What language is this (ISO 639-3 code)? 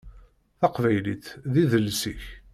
kab